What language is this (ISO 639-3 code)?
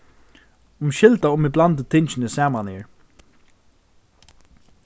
fao